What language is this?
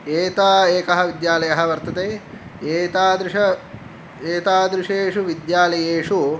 Sanskrit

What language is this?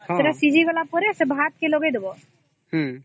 Odia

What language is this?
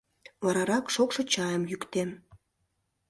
Mari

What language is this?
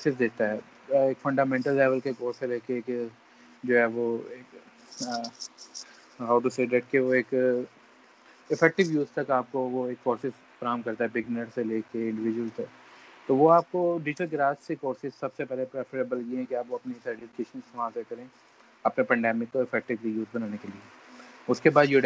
Urdu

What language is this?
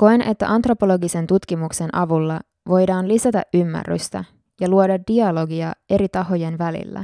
Finnish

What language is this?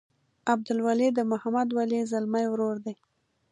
Pashto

